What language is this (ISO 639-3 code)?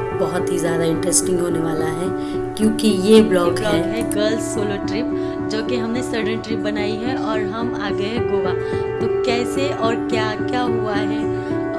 hin